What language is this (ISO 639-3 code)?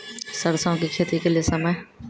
mai